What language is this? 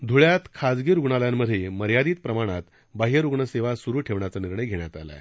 Marathi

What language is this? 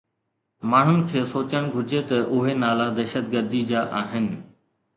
Sindhi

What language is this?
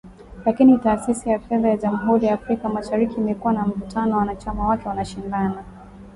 Swahili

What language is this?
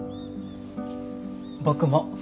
Japanese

